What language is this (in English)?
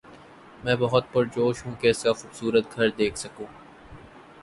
Urdu